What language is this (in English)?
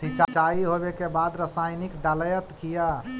Magahi